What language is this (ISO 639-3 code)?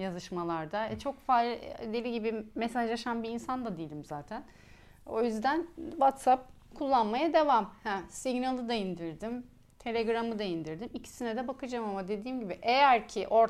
tur